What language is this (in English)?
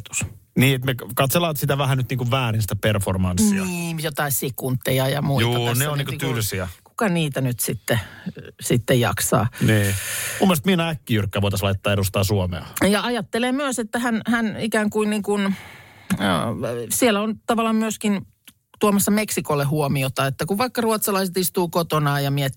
Finnish